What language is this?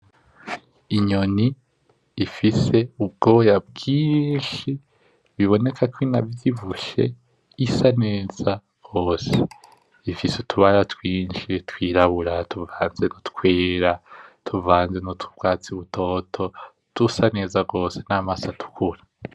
Rundi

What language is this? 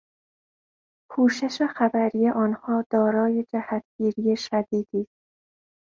Persian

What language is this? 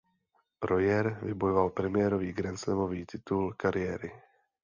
Czech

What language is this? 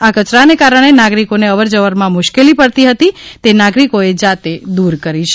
Gujarati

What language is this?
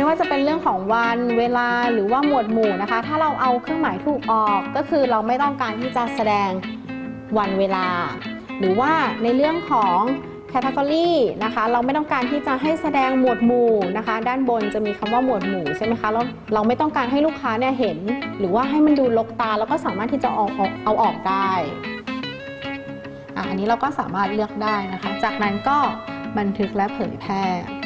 Thai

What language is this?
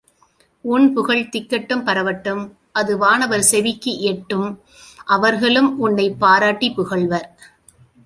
Tamil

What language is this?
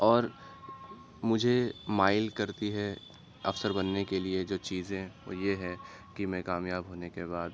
Urdu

